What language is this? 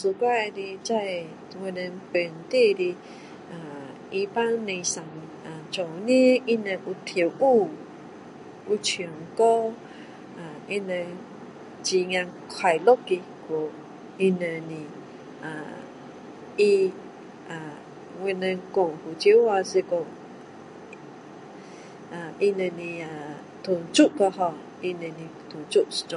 Min Dong Chinese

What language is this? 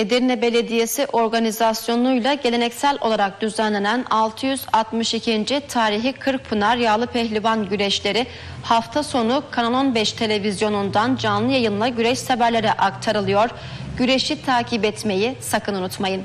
Turkish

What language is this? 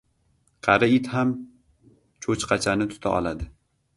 Uzbek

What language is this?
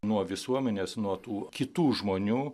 Lithuanian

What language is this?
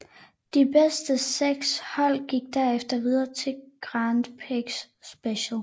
Danish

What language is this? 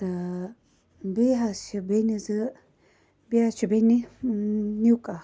Kashmiri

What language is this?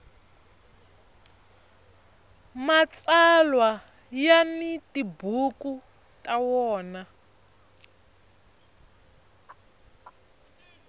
Tsonga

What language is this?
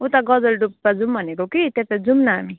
Nepali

